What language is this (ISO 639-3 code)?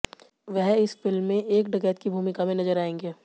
hin